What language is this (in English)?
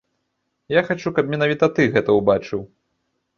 Belarusian